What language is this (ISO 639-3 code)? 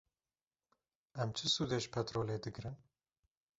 kur